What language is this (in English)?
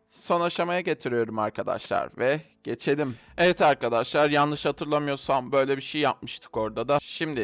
Turkish